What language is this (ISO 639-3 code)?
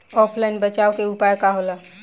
bho